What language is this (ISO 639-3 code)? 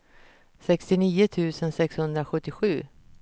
swe